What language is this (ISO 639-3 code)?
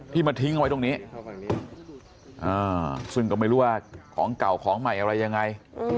tha